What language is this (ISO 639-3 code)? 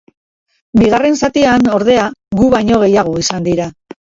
eus